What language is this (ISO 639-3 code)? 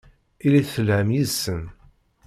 kab